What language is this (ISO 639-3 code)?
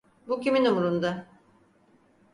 tur